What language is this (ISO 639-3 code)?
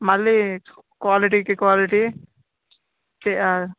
tel